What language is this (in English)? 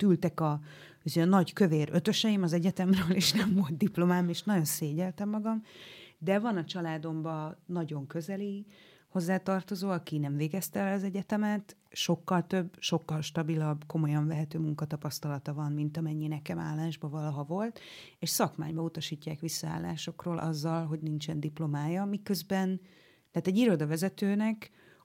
Hungarian